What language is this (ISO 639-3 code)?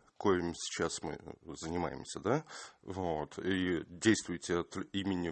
rus